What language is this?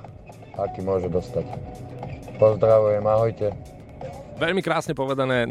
Slovak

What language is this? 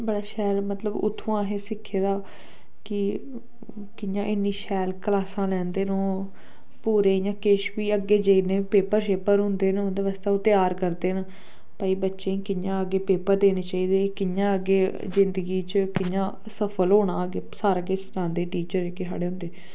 Dogri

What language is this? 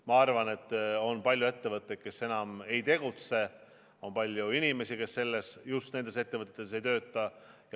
Estonian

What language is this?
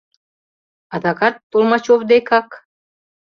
Mari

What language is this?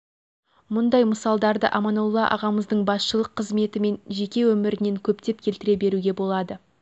Kazakh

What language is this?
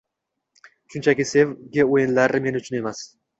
Uzbek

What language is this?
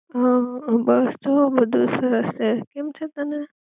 Gujarati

